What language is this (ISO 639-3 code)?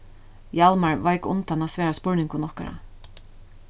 fao